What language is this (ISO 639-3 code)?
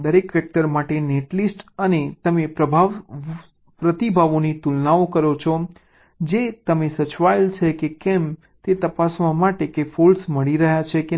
guj